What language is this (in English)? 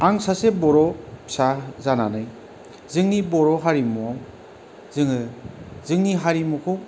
Bodo